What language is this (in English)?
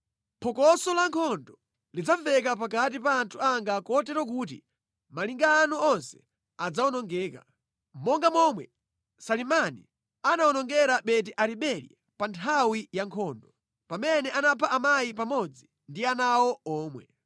Nyanja